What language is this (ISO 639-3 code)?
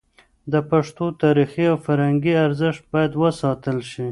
pus